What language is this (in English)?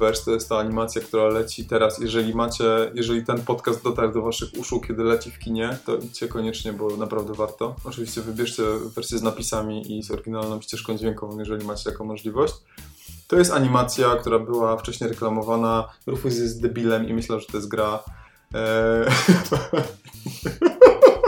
Polish